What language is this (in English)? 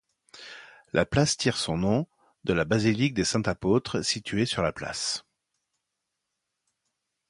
French